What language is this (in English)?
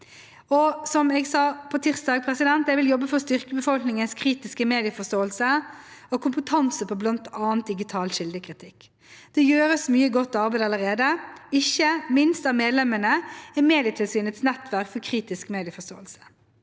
Norwegian